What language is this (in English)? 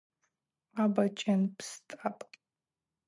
Abaza